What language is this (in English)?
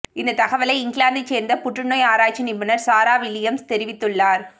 Tamil